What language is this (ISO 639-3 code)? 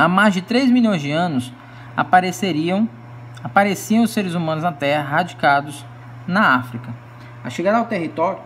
por